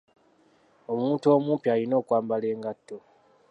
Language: Ganda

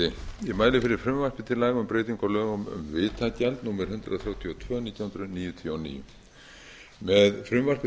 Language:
Icelandic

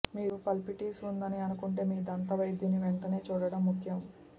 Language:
Telugu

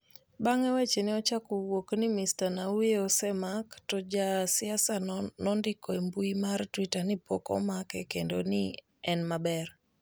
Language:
Luo (Kenya and Tanzania)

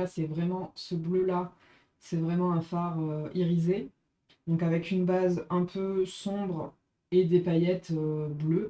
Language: French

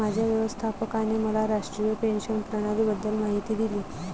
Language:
Marathi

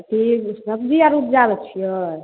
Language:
Maithili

